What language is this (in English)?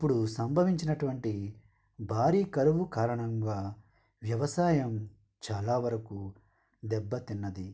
Telugu